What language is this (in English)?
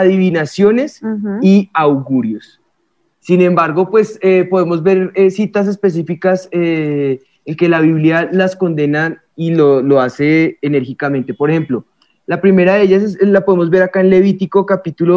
Spanish